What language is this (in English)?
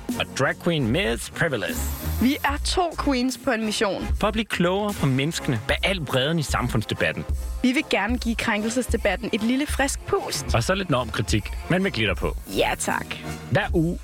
Danish